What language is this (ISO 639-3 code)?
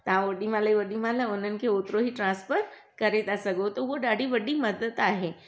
snd